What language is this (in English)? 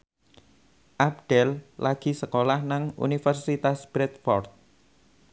Javanese